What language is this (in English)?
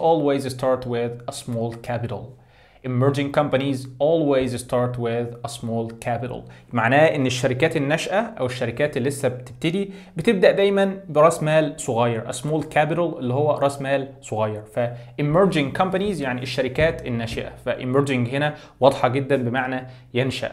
Arabic